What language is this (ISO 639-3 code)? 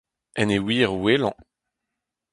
bre